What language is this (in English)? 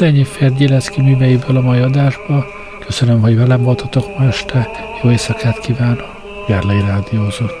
Hungarian